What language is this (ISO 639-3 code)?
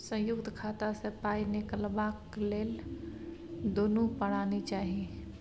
mai